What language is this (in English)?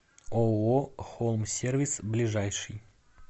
Russian